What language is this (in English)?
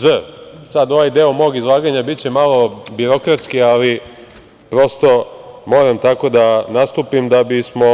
Serbian